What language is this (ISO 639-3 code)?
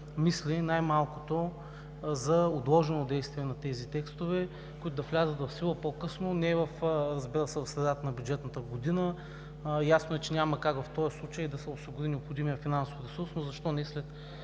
bul